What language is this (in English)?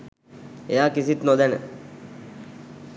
Sinhala